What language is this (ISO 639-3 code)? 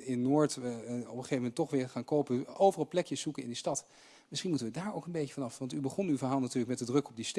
nld